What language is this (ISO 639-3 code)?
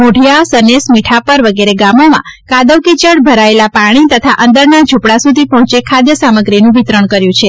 guj